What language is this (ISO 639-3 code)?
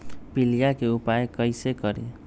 mag